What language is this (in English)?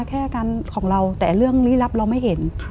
Thai